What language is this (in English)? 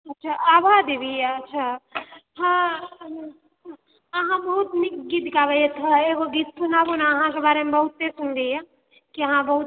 Maithili